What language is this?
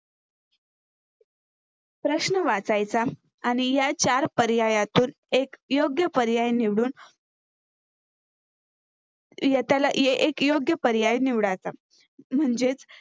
Marathi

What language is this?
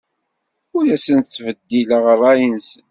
Kabyle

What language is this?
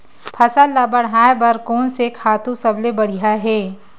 Chhattisgarhi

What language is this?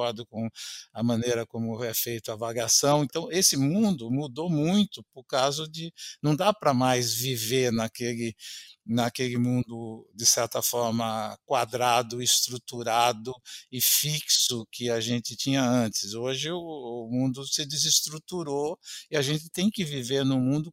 Portuguese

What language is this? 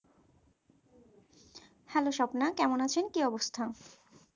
Bangla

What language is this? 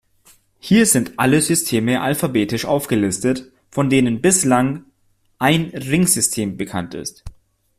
German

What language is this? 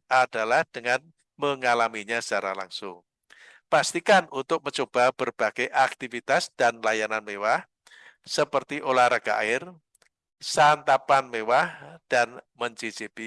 Indonesian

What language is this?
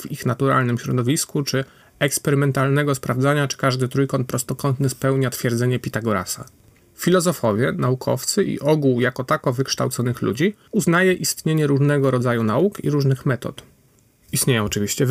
Polish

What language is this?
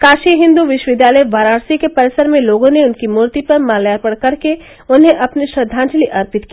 Hindi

